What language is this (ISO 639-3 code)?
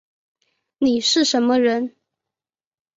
zho